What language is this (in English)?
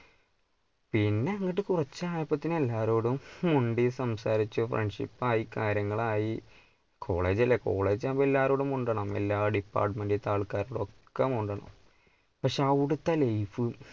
Malayalam